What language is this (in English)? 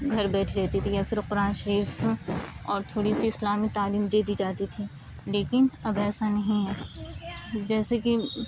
Urdu